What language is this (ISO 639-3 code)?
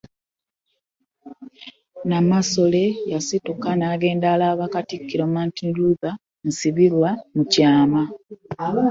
lug